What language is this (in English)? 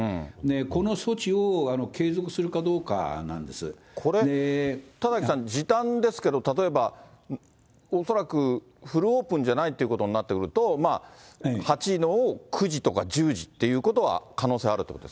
Japanese